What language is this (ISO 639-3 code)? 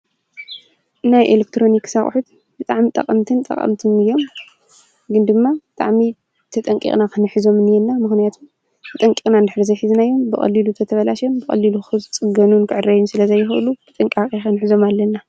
tir